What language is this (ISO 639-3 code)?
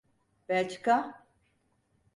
tur